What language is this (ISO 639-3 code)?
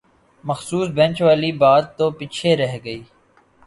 urd